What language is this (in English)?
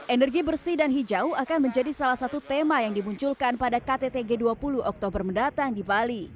Indonesian